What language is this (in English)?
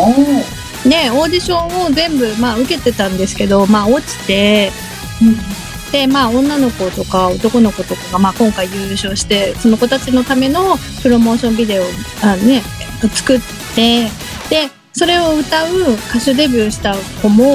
Japanese